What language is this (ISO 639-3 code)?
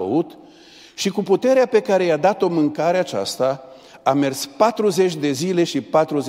ron